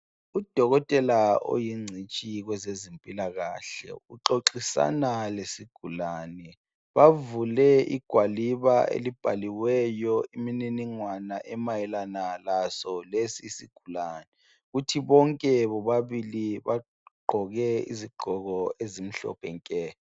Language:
North Ndebele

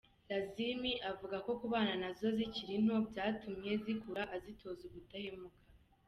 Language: Kinyarwanda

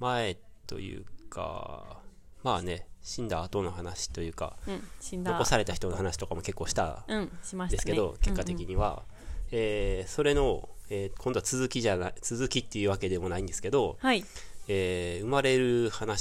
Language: Japanese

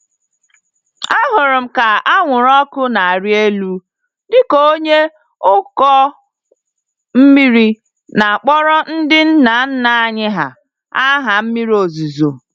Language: Igbo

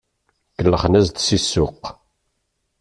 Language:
Kabyle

